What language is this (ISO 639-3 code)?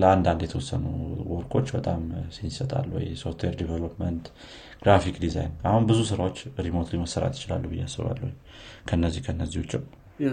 amh